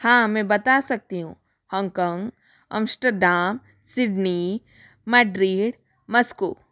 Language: Hindi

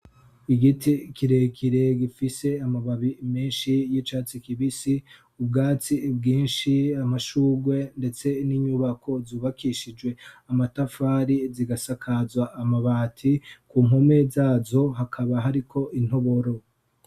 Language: Rundi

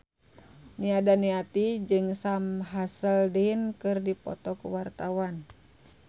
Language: Sundanese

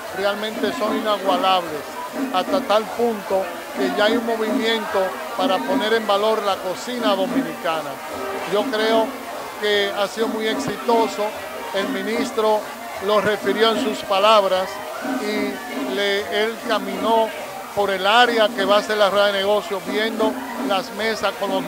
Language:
Spanish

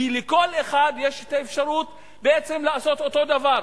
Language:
Hebrew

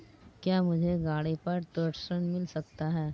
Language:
Hindi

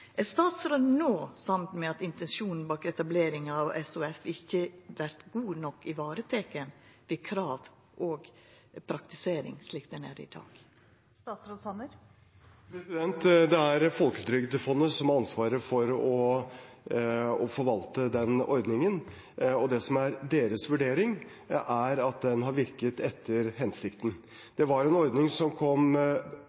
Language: Norwegian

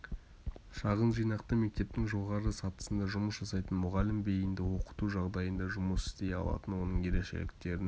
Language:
Kazakh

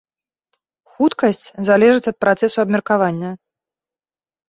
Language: Belarusian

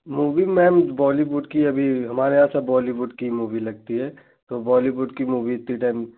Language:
Hindi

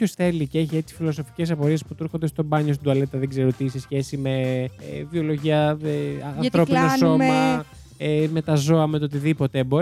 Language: Greek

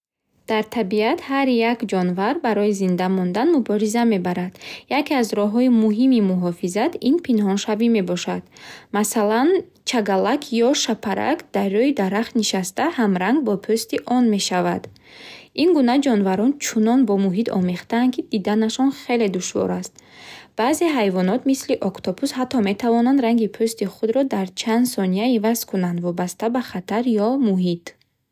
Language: Bukharic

